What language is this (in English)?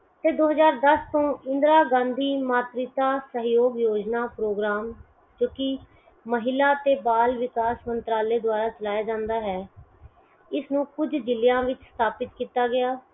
Punjabi